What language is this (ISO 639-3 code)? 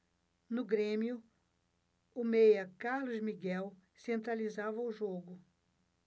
por